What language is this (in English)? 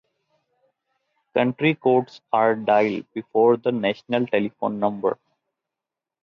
English